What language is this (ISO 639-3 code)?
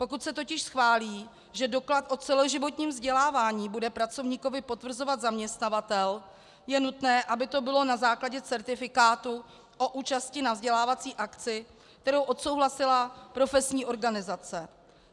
ces